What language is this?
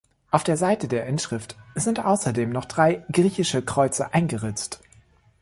German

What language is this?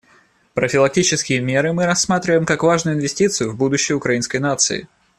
Russian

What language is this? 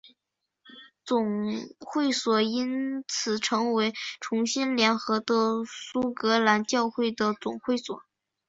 Chinese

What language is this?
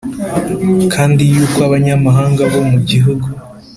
Kinyarwanda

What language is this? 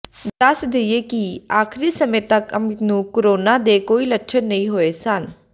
Punjabi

